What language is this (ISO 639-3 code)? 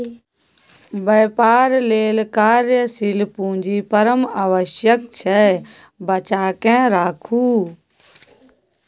mai